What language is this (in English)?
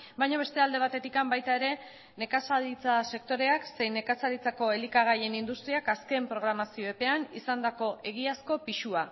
Basque